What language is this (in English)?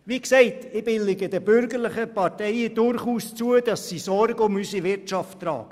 Swiss German